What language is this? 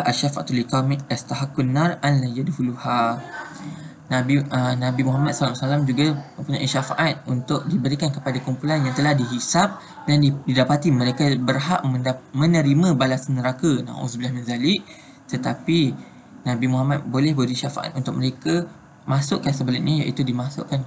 Malay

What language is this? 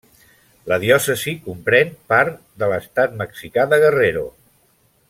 Catalan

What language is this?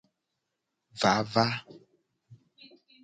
Gen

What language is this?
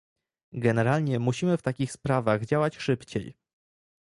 Polish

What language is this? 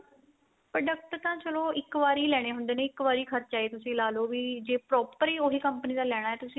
Punjabi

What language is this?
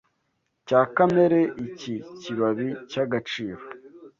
Kinyarwanda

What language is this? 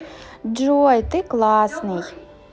Russian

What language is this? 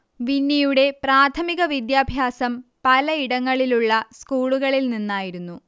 Malayalam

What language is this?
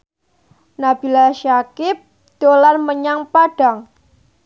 Javanese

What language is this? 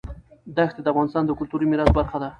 Pashto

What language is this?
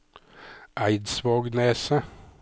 Norwegian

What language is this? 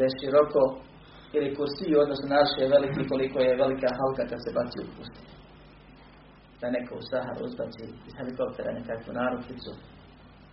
Croatian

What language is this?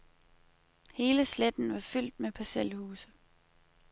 Danish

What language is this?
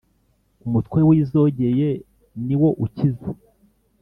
Kinyarwanda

